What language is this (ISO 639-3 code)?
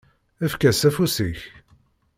kab